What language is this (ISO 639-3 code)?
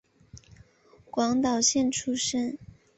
zho